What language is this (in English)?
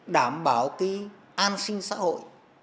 Vietnamese